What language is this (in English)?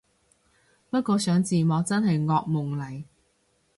Cantonese